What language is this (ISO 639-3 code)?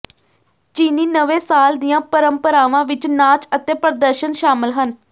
pan